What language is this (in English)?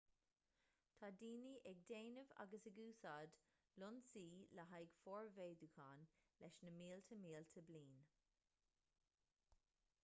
Irish